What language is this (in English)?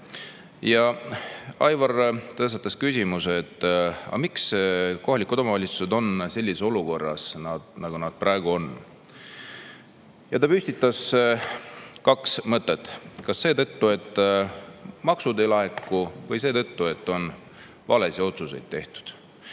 Estonian